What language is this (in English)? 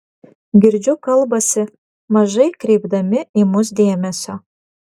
Lithuanian